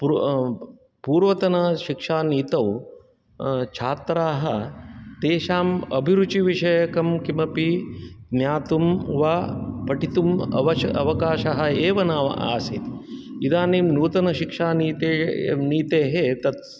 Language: Sanskrit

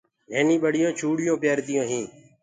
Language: Gurgula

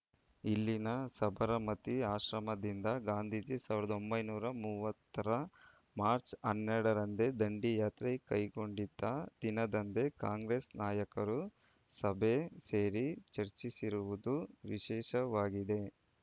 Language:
Kannada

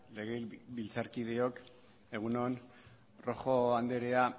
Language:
Basque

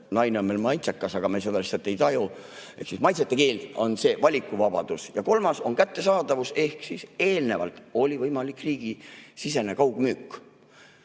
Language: Estonian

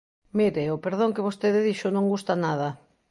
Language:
Galician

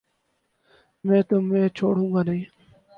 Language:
Urdu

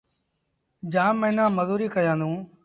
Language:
Sindhi Bhil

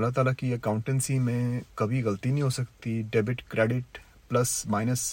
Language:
Urdu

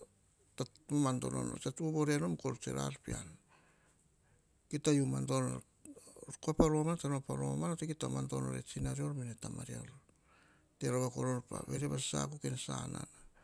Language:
Hahon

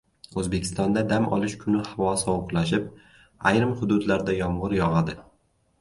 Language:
Uzbek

